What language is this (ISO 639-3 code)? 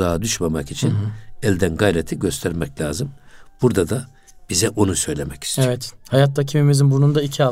tur